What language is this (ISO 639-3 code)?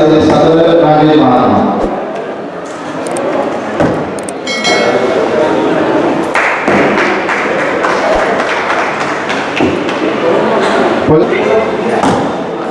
sin